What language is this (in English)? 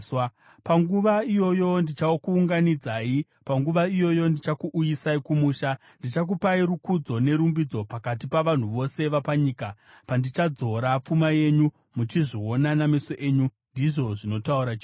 Shona